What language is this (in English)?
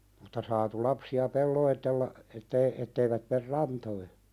Finnish